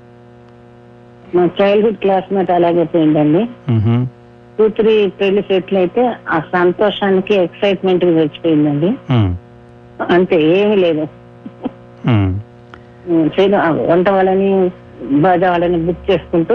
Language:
Telugu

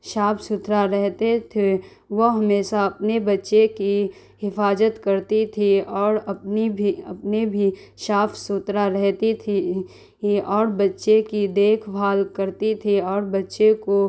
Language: Urdu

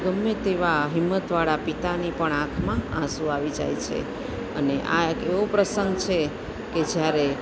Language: Gujarati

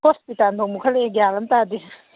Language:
Manipuri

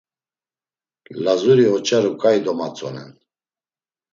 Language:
Laz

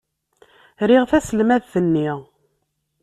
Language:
Kabyle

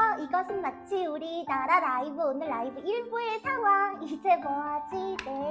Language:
Korean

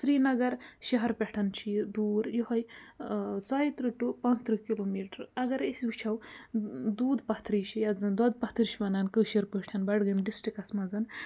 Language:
Kashmiri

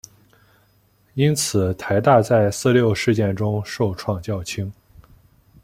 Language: Chinese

